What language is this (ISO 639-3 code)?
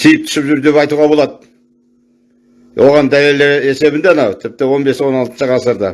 tur